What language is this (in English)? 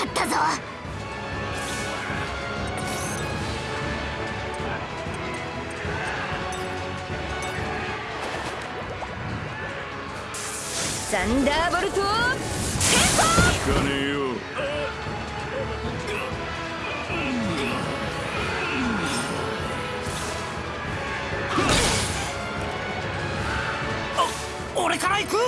Japanese